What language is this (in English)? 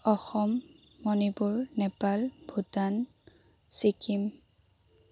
Assamese